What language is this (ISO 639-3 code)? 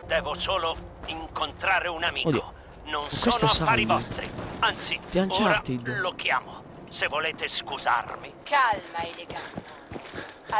ita